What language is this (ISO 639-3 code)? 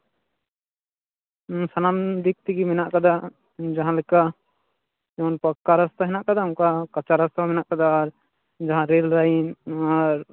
sat